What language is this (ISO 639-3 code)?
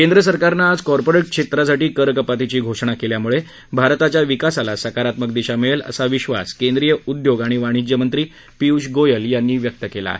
mar